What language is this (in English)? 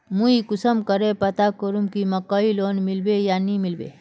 Magahi